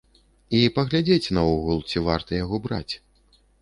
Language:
Belarusian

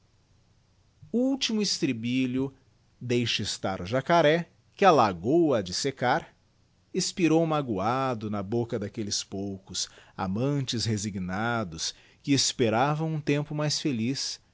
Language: Portuguese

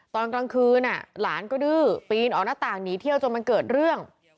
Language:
Thai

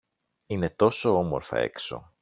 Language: Greek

